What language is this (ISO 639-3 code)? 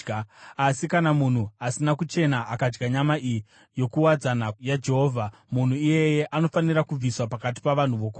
sna